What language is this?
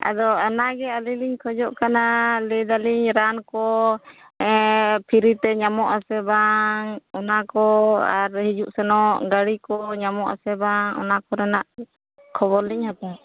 Santali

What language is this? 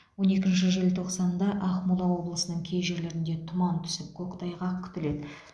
Kazakh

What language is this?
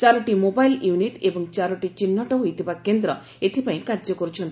Odia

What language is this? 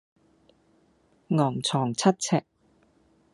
Cantonese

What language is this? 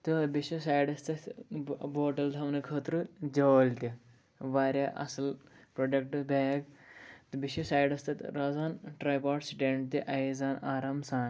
Kashmiri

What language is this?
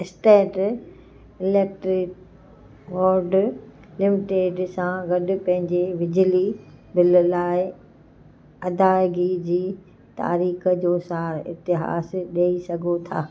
Sindhi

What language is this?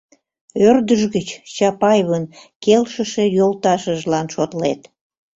Mari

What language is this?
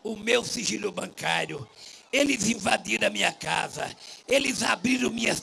Portuguese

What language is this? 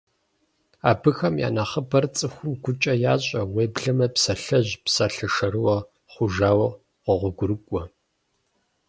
Kabardian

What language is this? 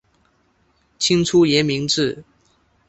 Chinese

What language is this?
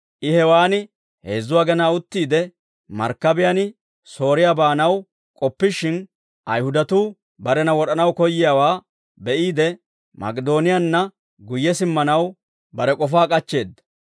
Dawro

